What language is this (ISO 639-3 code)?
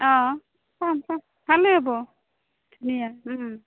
asm